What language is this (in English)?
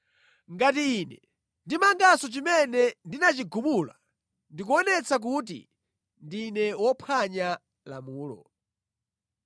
Nyanja